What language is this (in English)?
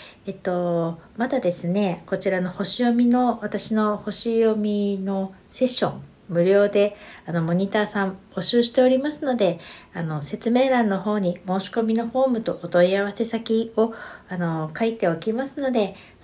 Japanese